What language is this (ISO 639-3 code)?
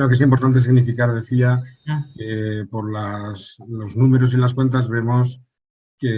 spa